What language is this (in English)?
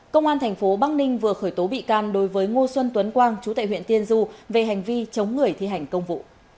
Vietnamese